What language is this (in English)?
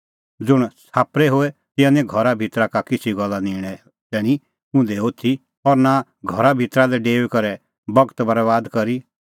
Kullu Pahari